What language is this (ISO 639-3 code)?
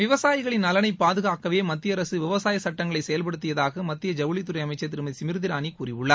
tam